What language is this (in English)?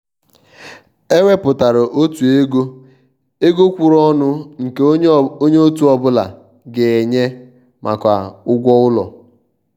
Igbo